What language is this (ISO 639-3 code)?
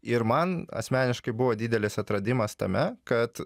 lit